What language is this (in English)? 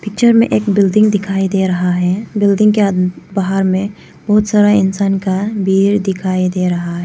Hindi